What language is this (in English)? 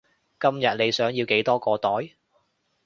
Cantonese